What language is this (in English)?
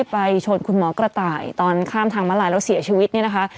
Thai